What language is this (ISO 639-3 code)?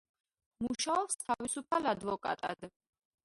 kat